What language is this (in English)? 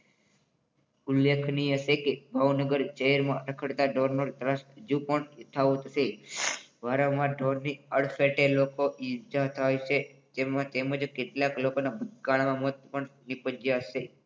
Gujarati